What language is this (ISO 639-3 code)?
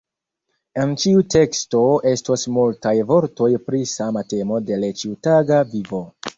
epo